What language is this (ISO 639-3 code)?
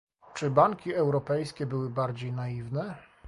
pol